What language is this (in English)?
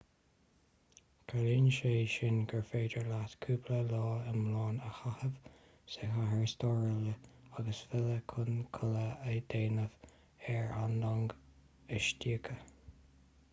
Irish